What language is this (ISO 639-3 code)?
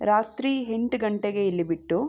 kan